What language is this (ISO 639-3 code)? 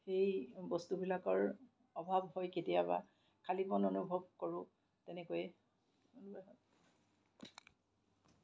asm